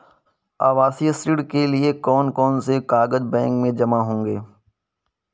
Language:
Hindi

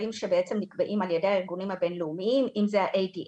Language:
Hebrew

